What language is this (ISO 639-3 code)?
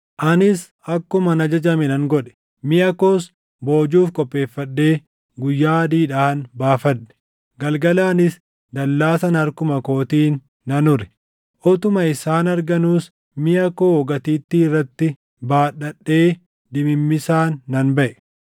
orm